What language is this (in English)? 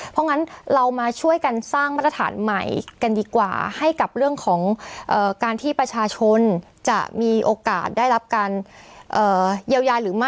Thai